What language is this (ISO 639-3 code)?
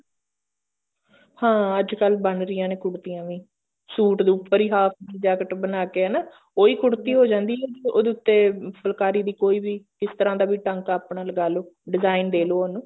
pan